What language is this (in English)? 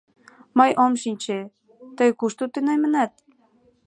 Mari